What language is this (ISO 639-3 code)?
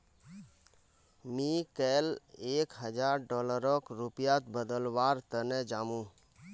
mag